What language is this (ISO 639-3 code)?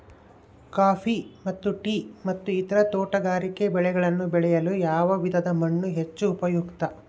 kan